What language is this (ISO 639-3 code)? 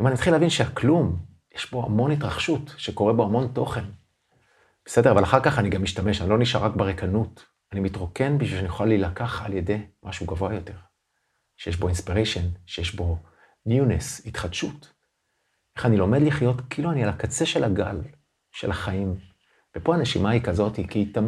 heb